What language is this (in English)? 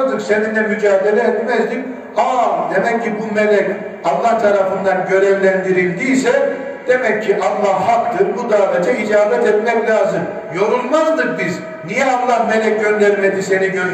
Turkish